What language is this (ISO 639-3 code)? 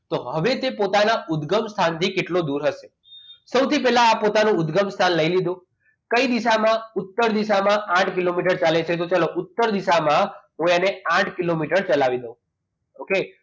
guj